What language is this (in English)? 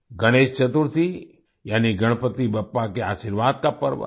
Hindi